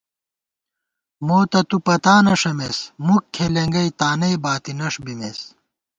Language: Gawar-Bati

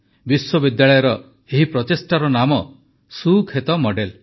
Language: Odia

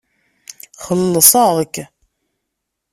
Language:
Kabyle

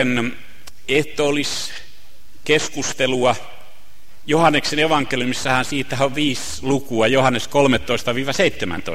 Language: Finnish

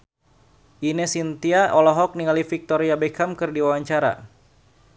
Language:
Sundanese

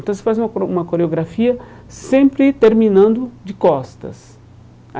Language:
Portuguese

